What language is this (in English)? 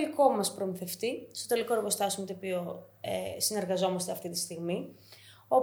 Greek